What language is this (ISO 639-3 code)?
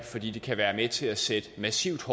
dan